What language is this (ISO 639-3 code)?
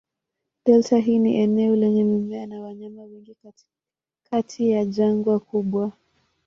swa